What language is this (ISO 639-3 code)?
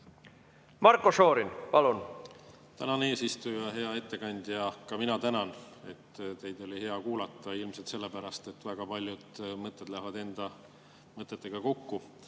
est